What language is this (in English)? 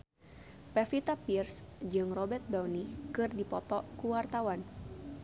Sundanese